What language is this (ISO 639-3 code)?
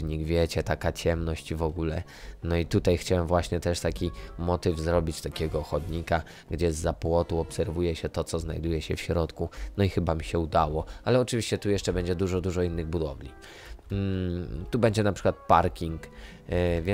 pol